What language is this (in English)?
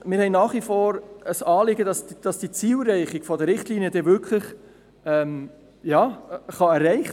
Swiss German